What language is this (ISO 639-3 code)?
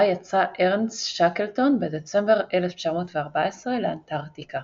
heb